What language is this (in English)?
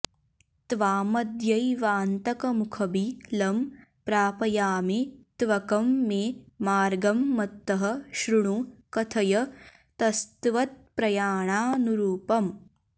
Sanskrit